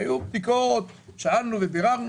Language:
Hebrew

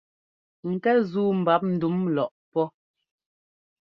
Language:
Ngomba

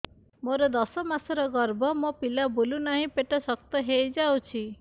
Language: Odia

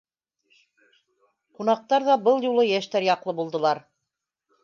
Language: Bashkir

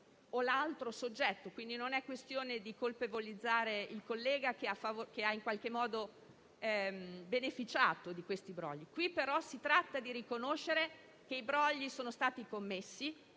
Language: Italian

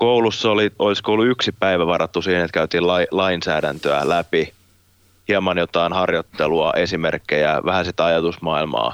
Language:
Finnish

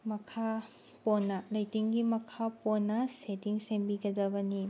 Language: Manipuri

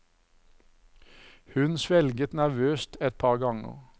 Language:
Norwegian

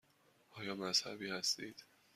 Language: Persian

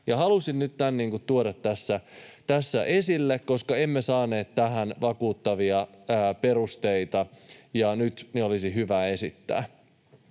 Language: Finnish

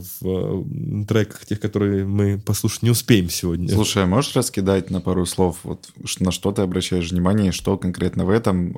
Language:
Russian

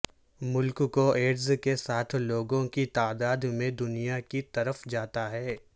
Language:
Urdu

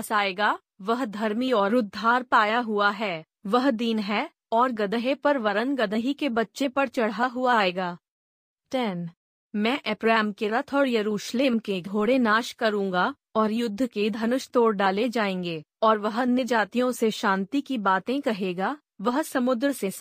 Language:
Hindi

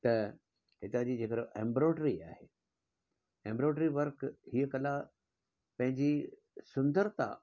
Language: Sindhi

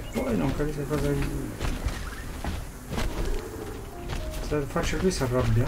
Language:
Italian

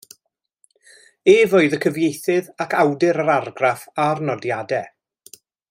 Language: Welsh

